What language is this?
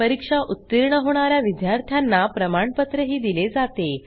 Marathi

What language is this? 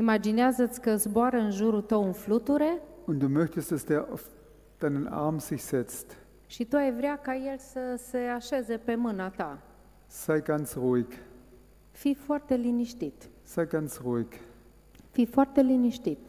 Romanian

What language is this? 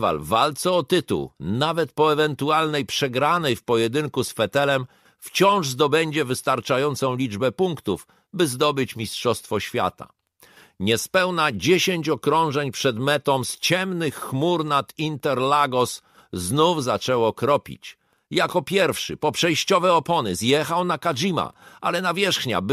Polish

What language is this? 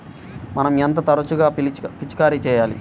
Telugu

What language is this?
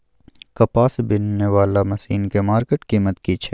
Maithili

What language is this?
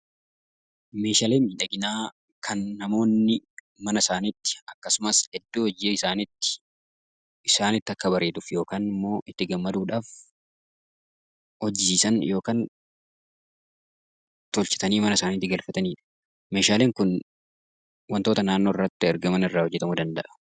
Oromo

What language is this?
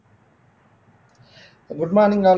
Tamil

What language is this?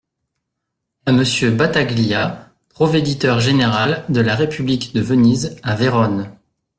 French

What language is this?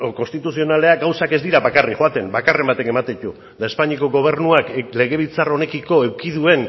Basque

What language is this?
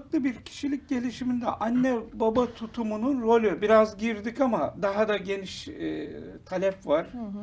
Turkish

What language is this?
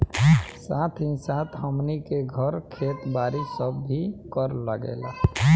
Bhojpuri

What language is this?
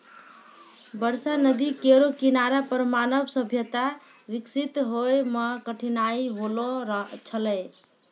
Maithili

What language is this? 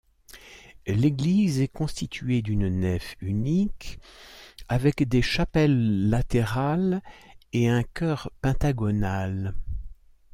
French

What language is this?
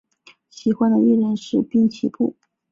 Chinese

